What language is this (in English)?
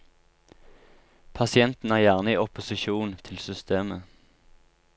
Norwegian